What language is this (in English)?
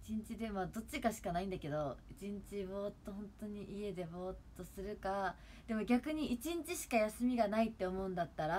Japanese